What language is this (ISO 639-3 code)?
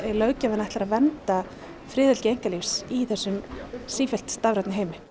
isl